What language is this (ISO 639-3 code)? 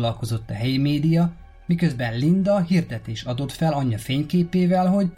hun